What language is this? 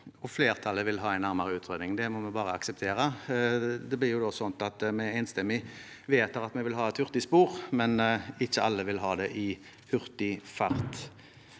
Norwegian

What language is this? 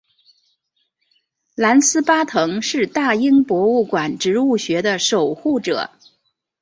Chinese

